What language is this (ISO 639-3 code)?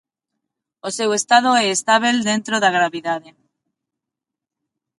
glg